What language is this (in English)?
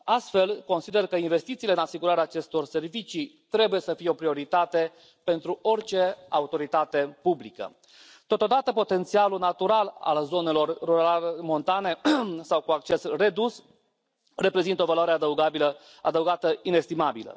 Romanian